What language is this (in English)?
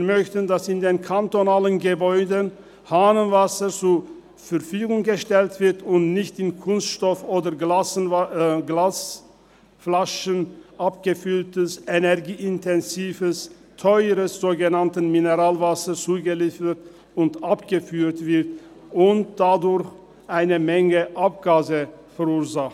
Swiss German